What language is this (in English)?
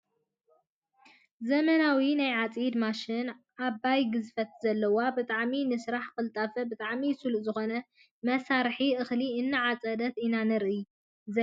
Tigrinya